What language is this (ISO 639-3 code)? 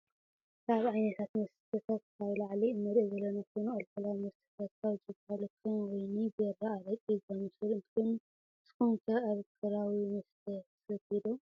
tir